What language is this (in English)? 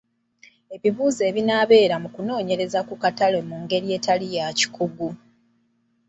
Ganda